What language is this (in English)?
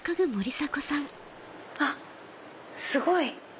Japanese